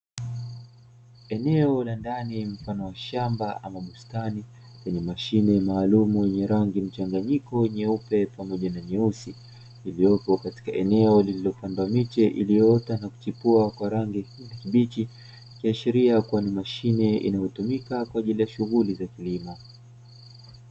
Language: Swahili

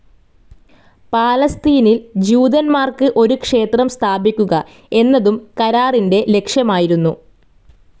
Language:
Malayalam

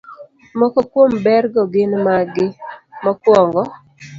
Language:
Luo (Kenya and Tanzania)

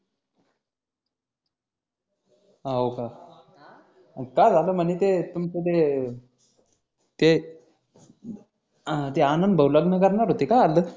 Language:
Marathi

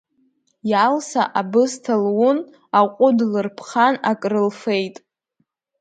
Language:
Abkhazian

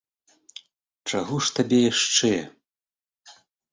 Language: Belarusian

